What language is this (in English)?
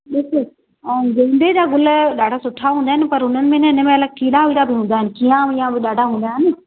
Sindhi